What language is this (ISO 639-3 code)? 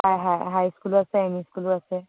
asm